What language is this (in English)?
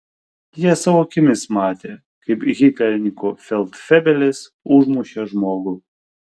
Lithuanian